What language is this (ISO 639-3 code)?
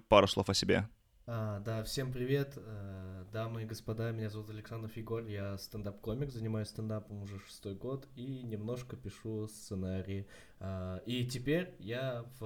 rus